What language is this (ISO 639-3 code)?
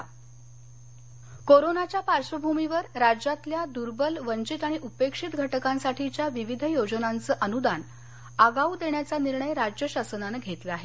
mar